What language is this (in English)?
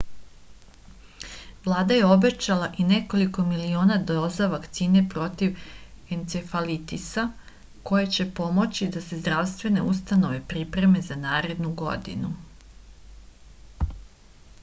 Serbian